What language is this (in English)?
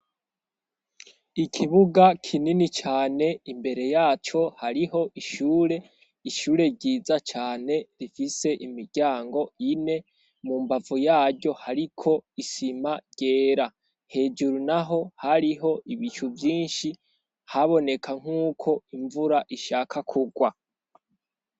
Rundi